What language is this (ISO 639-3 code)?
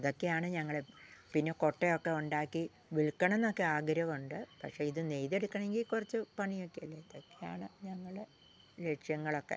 mal